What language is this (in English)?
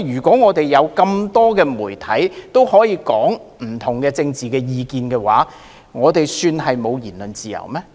Cantonese